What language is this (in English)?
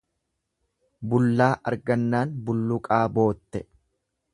Oromo